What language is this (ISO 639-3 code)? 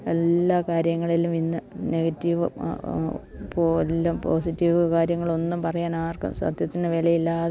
mal